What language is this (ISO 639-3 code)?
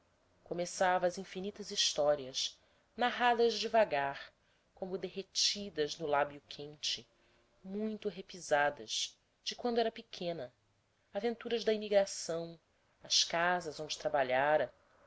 por